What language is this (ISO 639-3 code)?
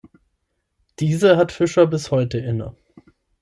deu